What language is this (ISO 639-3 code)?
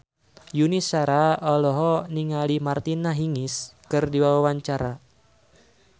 sun